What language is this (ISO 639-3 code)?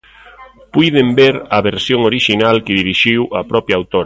glg